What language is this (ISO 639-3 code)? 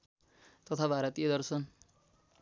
nep